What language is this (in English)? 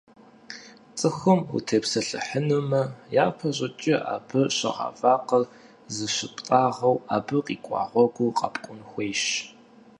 Kabardian